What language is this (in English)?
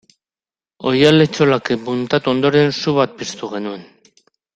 Basque